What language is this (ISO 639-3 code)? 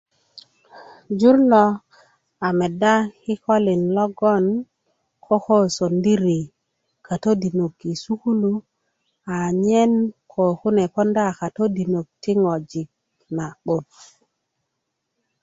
ukv